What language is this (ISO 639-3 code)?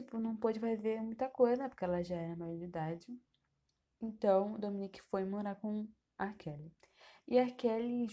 por